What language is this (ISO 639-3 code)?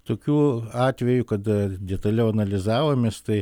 lit